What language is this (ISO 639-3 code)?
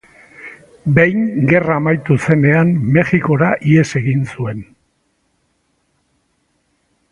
eus